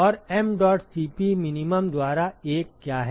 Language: Hindi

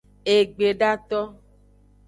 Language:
Aja (Benin)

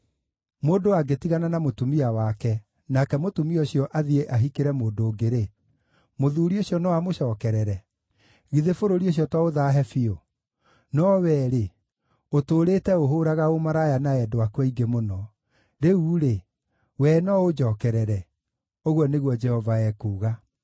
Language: Kikuyu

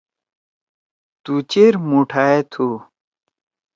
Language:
Torwali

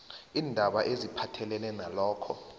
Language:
South Ndebele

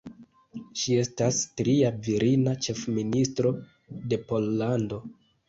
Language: Esperanto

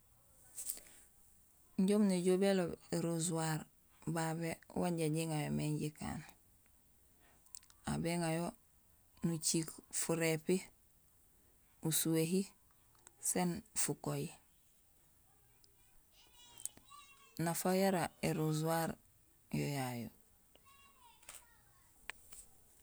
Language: Gusilay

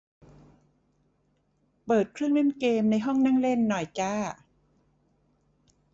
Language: Thai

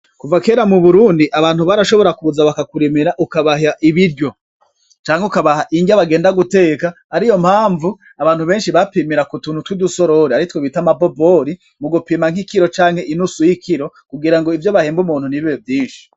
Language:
Rundi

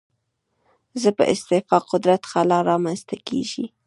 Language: Pashto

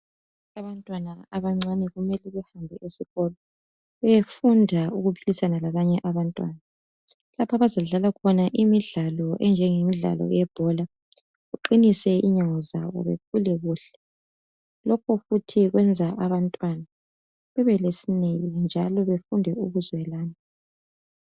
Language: North Ndebele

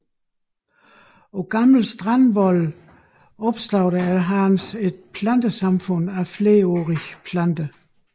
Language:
Danish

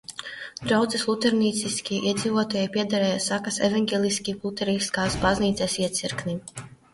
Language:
Latvian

